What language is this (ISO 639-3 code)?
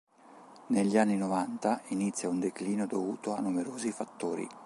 ita